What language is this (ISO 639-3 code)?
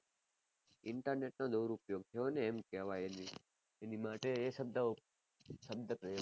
guj